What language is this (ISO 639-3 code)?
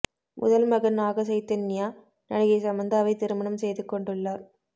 tam